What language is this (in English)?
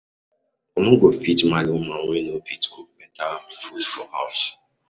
Nigerian Pidgin